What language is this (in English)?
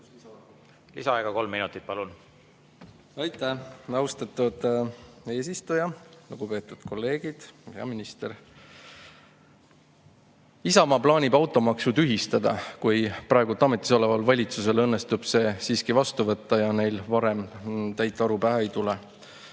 Estonian